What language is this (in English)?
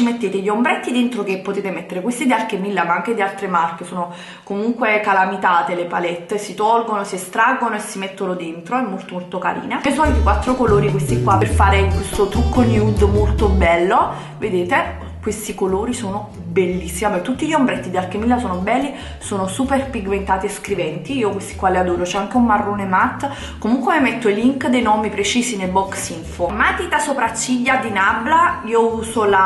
Italian